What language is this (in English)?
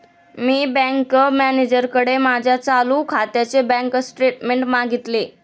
Marathi